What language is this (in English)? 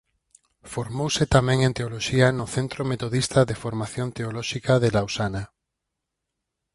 Galician